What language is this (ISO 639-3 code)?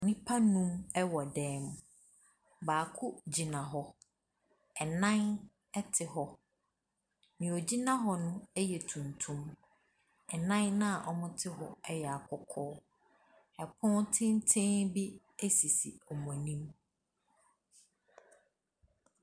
aka